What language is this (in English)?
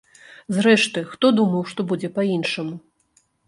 Belarusian